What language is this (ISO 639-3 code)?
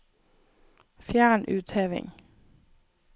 nor